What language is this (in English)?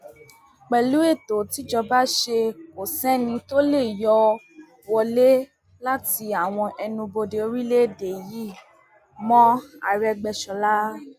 Yoruba